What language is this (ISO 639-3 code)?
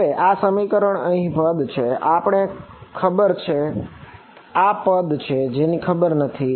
guj